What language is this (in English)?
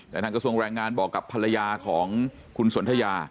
Thai